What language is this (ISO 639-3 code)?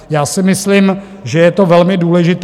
ces